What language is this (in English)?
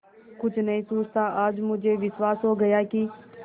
Hindi